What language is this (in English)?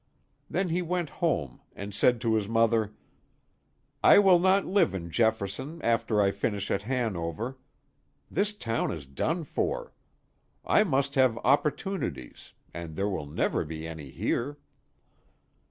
English